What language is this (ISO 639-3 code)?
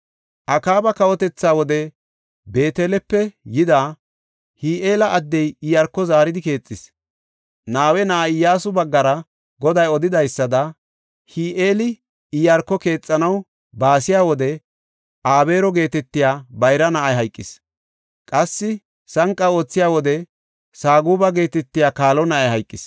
gof